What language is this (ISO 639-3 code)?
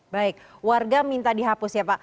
ind